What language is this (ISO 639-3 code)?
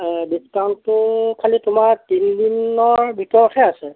asm